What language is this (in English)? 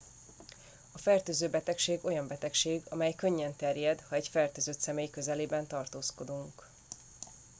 Hungarian